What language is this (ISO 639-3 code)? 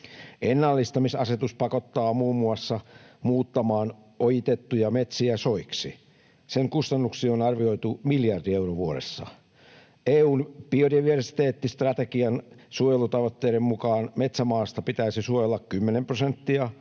fin